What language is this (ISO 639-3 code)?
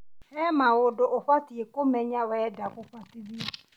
kik